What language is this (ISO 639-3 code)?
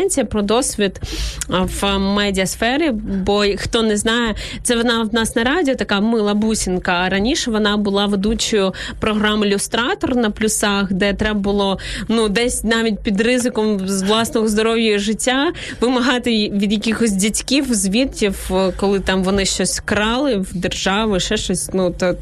ukr